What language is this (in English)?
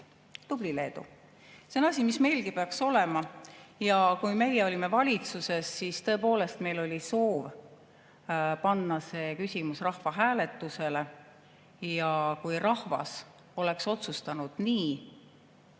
Estonian